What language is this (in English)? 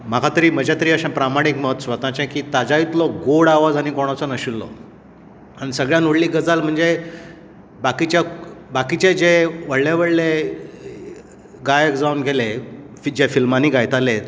Konkani